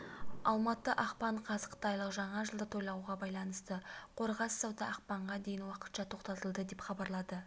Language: Kazakh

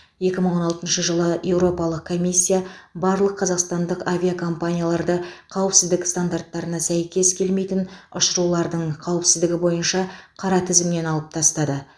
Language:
Kazakh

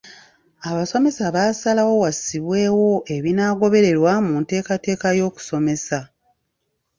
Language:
Ganda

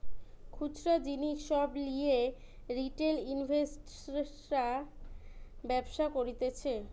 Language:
Bangla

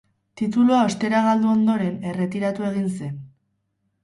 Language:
Basque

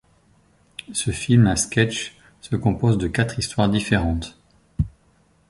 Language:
French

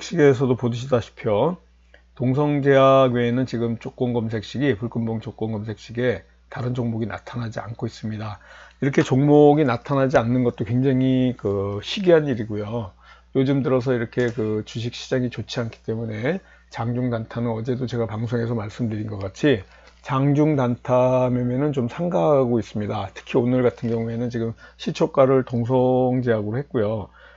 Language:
Korean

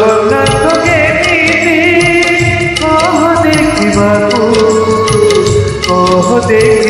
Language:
Hindi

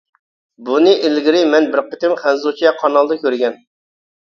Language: Uyghur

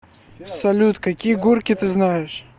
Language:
Russian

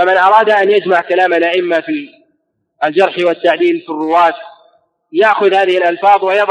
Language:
Arabic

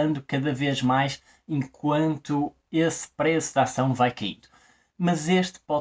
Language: Portuguese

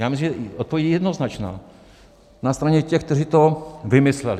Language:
Czech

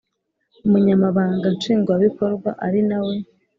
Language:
Kinyarwanda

